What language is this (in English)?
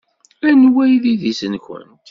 Kabyle